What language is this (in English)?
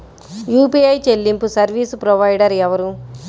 Telugu